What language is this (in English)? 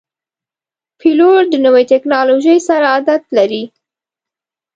Pashto